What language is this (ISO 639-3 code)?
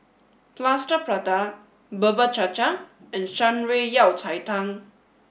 eng